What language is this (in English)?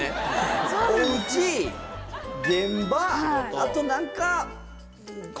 Japanese